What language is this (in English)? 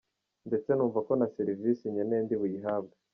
Kinyarwanda